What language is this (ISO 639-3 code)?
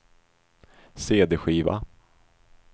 swe